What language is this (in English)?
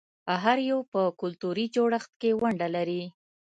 Pashto